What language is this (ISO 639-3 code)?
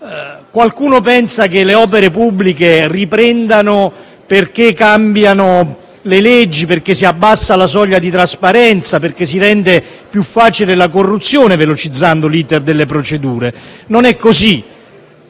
ita